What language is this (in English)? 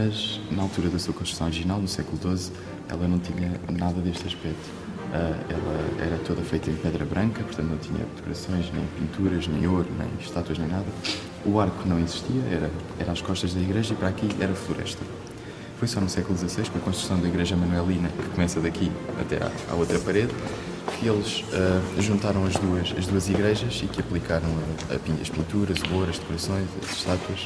Portuguese